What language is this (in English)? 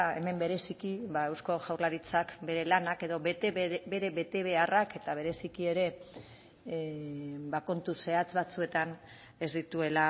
Basque